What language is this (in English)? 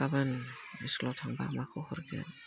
Bodo